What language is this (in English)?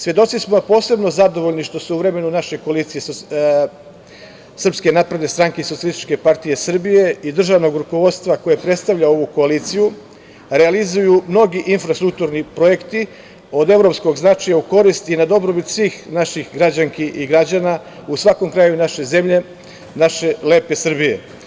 Serbian